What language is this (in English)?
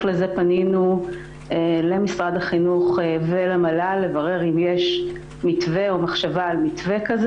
Hebrew